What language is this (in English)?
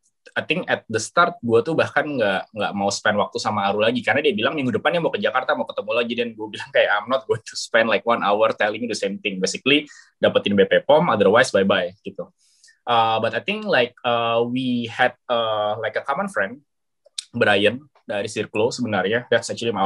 Indonesian